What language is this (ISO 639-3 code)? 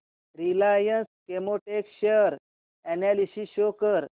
mar